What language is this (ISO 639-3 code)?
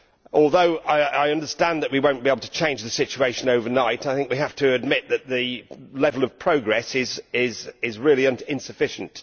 eng